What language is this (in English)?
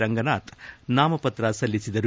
Kannada